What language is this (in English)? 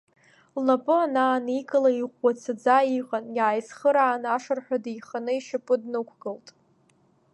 Abkhazian